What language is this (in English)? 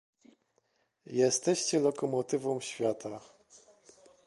Polish